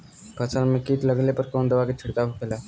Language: Bhojpuri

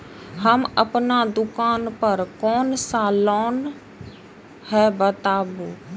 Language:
Maithili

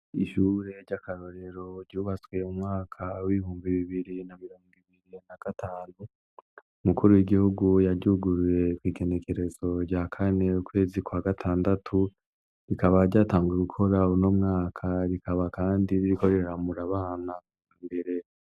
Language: Rundi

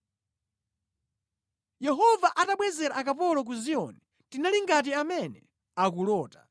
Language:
Nyanja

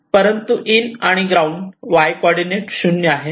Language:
Marathi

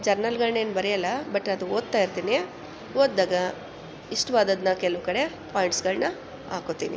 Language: Kannada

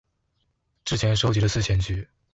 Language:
Chinese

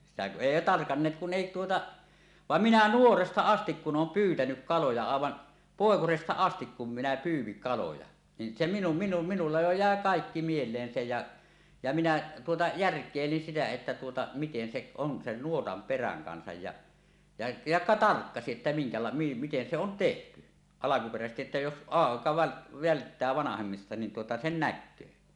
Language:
Finnish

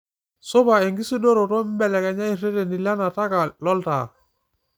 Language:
Masai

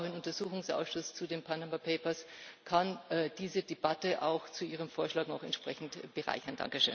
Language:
German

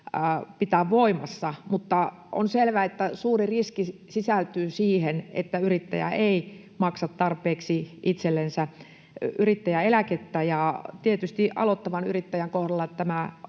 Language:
Finnish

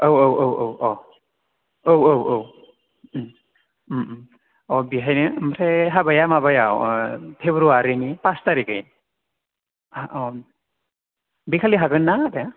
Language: Bodo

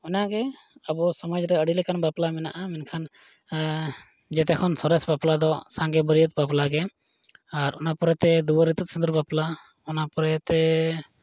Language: Santali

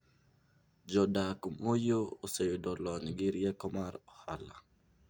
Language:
Luo (Kenya and Tanzania)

